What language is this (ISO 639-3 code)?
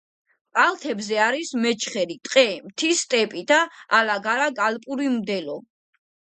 kat